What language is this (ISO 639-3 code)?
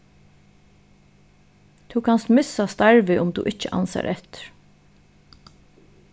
fao